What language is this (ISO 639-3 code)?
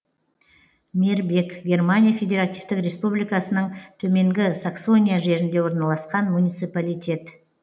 kaz